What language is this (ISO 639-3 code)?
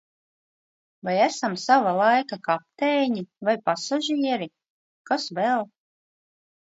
lav